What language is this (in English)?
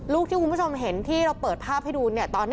Thai